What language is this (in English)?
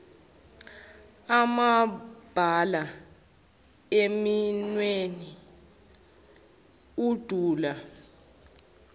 Zulu